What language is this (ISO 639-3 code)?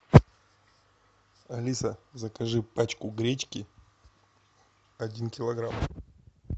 rus